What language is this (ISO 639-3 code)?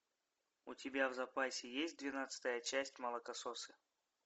rus